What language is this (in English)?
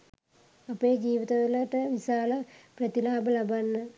Sinhala